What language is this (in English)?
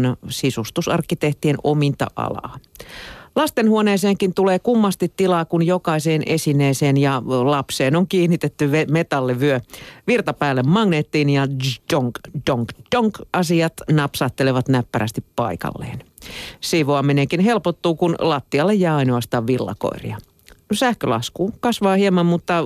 Finnish